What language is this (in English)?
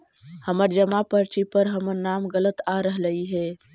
Magahi